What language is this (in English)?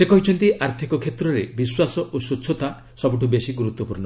Odia